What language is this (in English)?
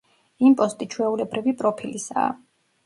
Georgian